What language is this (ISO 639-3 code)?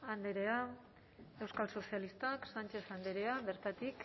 eus